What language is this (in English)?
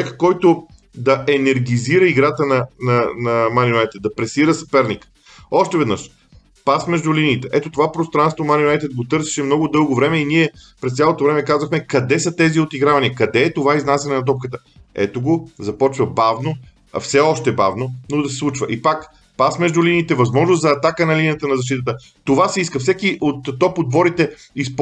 Bulgarian